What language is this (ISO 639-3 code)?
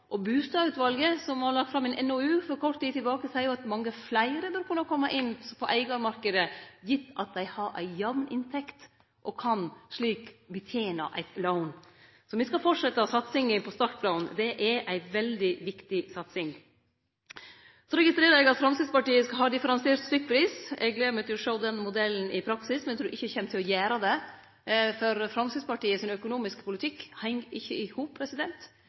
nno